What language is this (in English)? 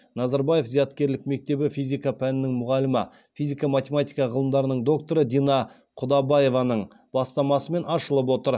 Kazakh